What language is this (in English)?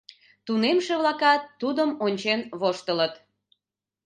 Mari